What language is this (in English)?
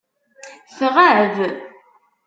Kabyle